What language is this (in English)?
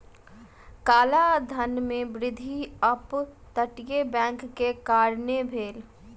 Maithili